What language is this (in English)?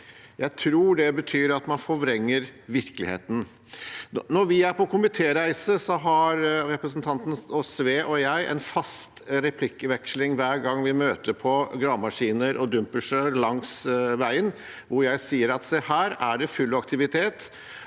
Norwegian